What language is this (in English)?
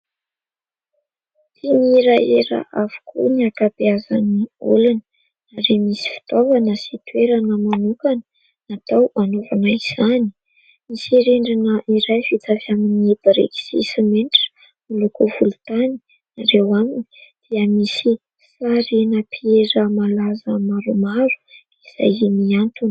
Malagasy